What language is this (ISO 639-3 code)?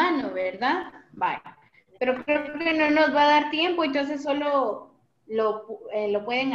spa